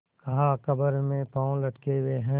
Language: Hindi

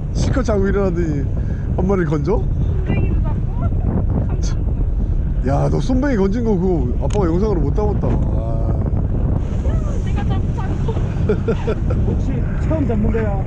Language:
Korean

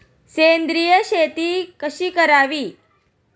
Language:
Marathi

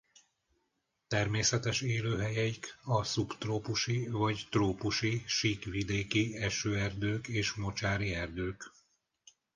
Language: Hungarian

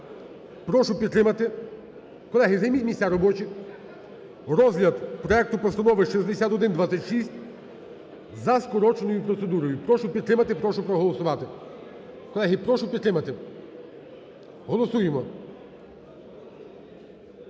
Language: Ukrainian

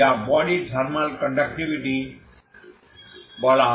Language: Bangla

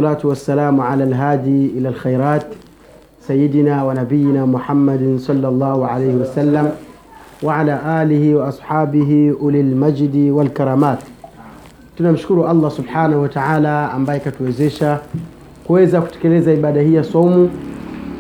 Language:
Swahili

